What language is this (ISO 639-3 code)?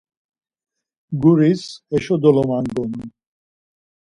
lzz